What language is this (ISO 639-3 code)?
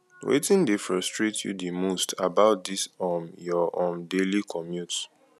pcm